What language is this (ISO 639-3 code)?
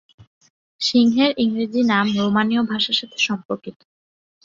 ben